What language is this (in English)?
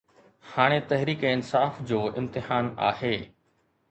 Sindhi